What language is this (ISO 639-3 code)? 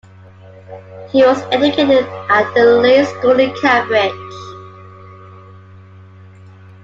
eng